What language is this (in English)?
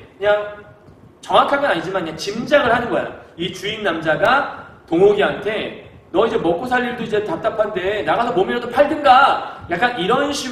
Korean